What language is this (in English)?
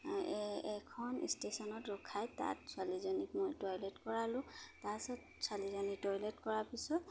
Assamese